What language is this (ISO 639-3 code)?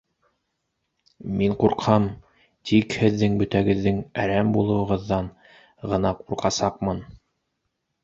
bak